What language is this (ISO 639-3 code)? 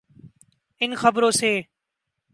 urd